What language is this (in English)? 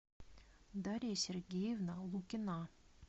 Russian